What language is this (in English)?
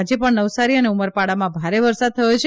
Gujarati